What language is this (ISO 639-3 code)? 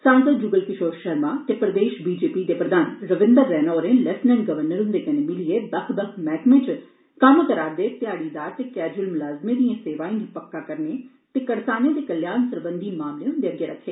doi